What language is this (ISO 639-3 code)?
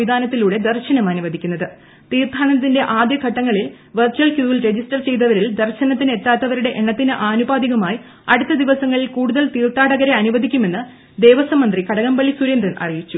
mal